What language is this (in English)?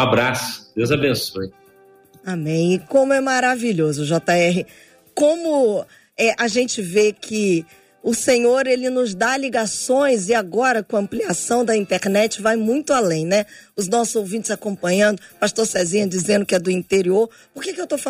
Portuguese